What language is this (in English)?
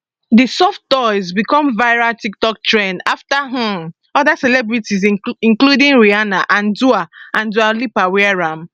Nigerian Pidgin